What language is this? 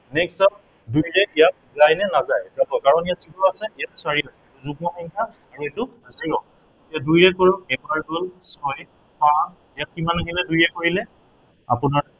Assamese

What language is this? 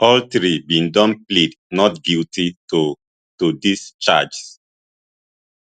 Nigerian Pidgin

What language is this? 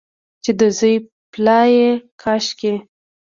Pashto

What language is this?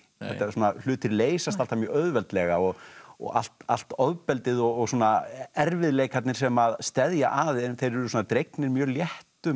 Icelandic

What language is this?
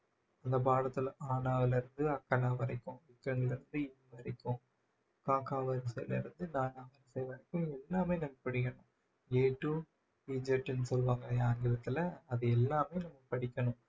Tamil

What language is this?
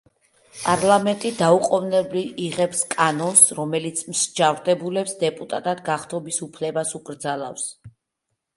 Georgian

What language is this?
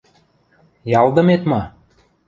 Western Mari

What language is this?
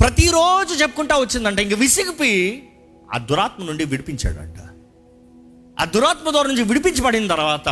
Telugu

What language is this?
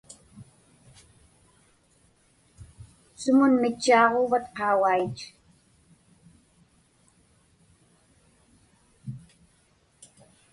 Inupiaq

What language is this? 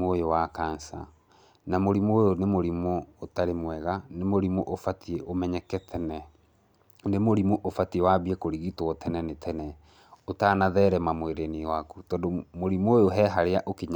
Kikuyu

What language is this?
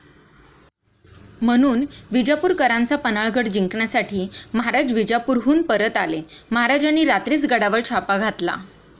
Marathi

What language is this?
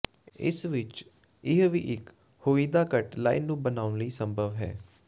Punjabi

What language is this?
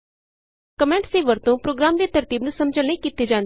Punjabi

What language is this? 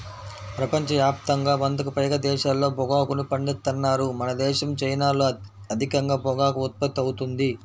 Telugu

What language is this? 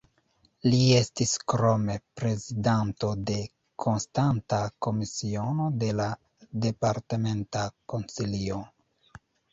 Esperanto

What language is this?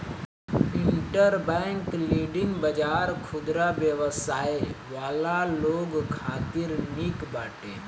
Bhojpuri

